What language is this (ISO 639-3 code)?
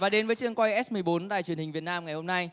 vie